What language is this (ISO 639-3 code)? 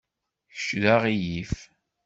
kab